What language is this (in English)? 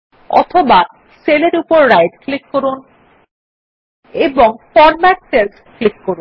Bangla